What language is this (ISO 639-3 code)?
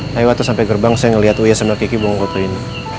ind